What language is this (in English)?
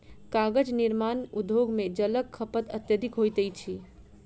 Maithili